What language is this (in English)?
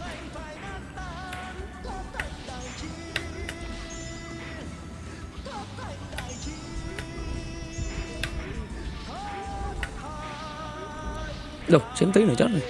Vietnamese